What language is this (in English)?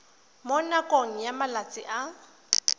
Tswana